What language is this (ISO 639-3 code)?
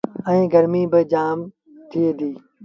sbn